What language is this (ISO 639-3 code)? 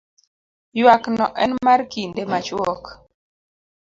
luo